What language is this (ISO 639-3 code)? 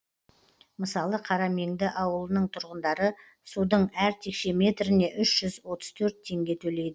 kaz